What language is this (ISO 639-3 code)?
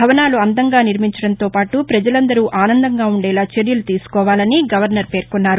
tel